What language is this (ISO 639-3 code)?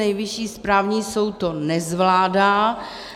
ces